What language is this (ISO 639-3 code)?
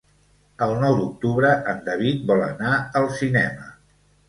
cat